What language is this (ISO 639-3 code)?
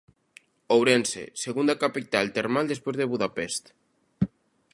glg